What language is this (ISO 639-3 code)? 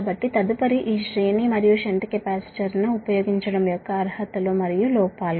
tel